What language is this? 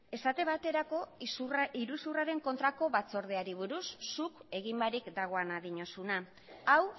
Basque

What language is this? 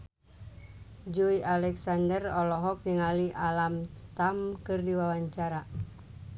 Sundanese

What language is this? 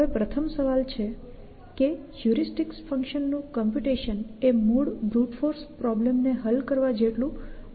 Gujarati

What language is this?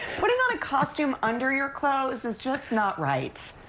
English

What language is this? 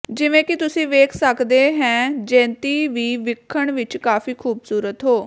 Punjabi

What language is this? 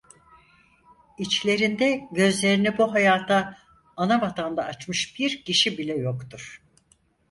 Turkish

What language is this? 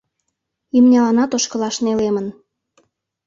Mari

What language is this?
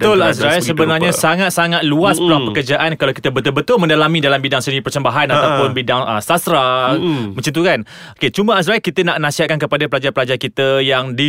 Malay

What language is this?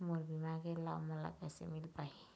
Chhattisgarhi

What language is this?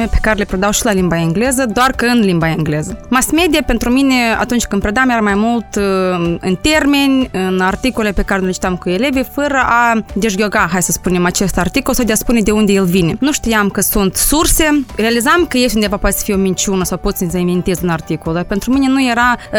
Romanian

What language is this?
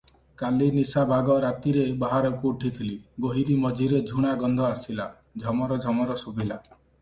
Odia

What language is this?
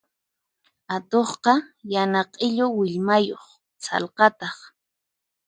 Puno Quechua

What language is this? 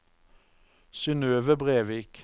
Norwegian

